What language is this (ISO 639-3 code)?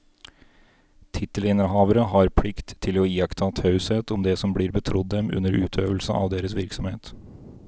nor